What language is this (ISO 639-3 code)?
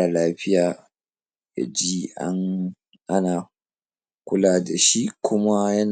hau